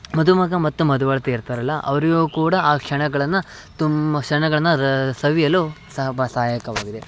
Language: Kannada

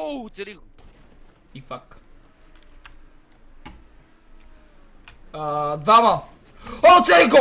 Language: Bulgarian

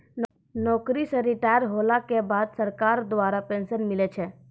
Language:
Maithili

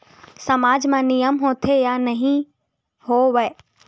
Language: Chhattisgarhi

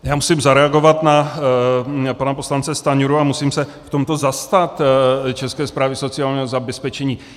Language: Czech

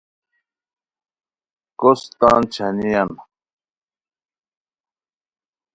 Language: Khowar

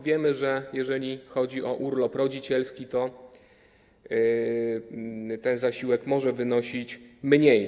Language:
Polish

